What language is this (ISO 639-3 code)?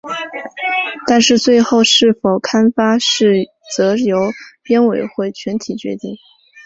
zho